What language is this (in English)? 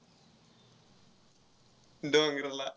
Marathi